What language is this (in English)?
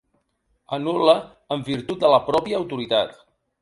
Catalan